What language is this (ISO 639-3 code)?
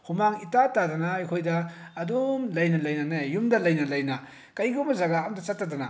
mni